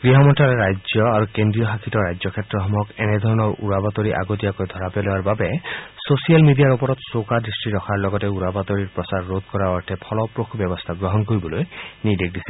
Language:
Assamese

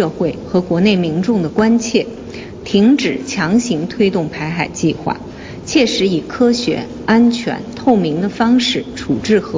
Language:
Chinese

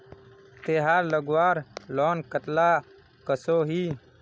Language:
Magahi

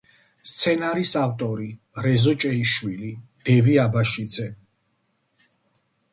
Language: Georgian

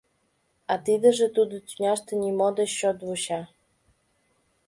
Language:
Mari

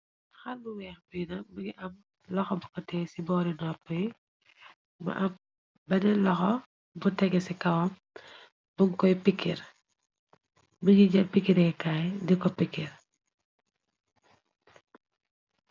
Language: Wolof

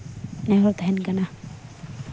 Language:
Santali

